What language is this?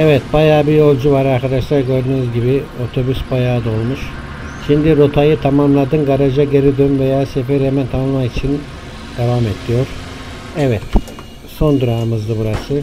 Turkish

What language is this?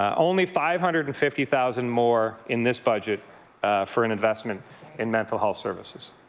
English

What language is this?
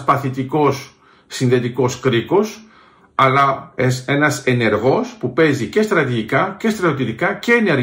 Greek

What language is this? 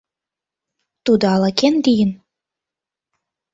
Mari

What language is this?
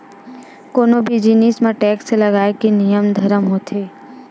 Chhattisgarhi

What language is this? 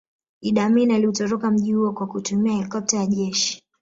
Swahili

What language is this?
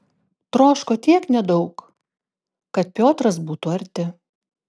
Lithuanian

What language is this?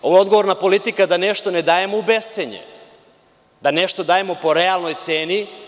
Serbian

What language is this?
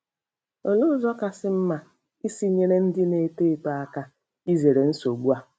Igbo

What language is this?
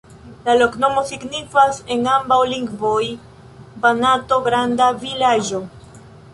Esperanto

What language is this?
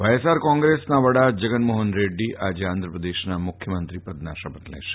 Gujarati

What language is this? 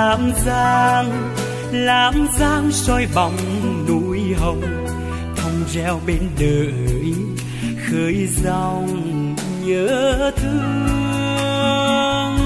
Vietnamese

